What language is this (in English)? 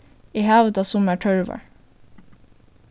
Faroese